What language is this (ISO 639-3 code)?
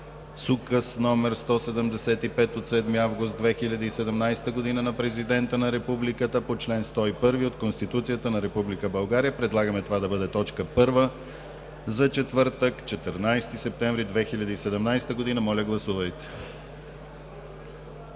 bul